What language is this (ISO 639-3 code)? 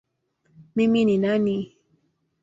swa